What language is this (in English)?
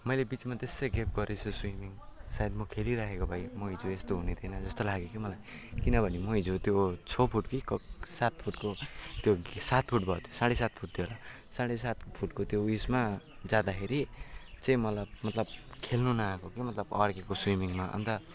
Nepali